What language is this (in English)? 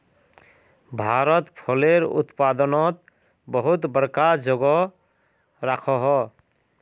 Magahi